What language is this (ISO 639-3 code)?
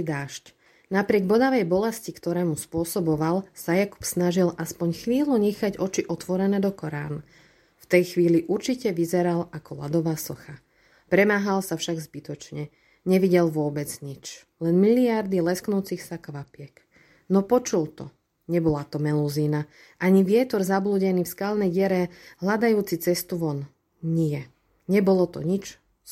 slk